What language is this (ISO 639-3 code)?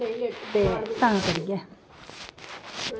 doi